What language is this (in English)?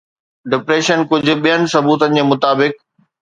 Sindhi